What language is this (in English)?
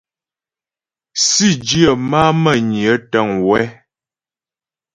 Ghomala